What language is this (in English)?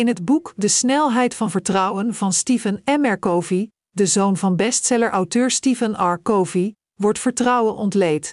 Dutch